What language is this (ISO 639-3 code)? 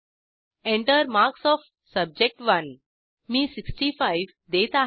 mar